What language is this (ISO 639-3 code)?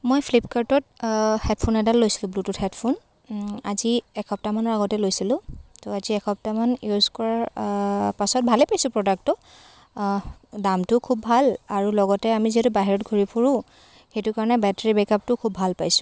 asm